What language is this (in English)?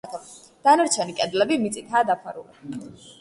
Georgian